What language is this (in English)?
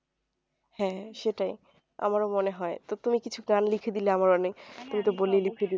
Bangla